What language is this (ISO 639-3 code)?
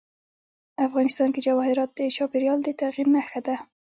pus